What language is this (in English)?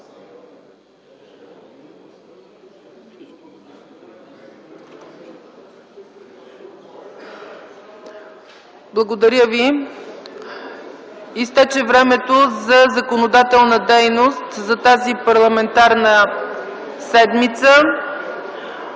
Bulgarian